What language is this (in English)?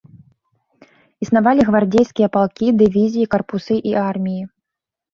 Belarusian